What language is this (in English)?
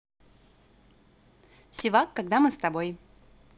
Russian